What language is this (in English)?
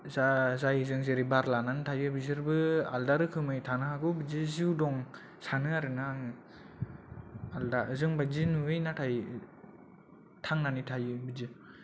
Bodo